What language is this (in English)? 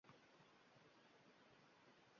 Uzbek